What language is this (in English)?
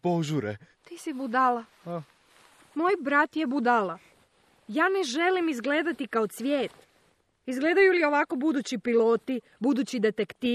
Croatian